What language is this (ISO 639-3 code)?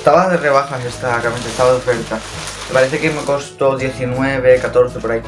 spa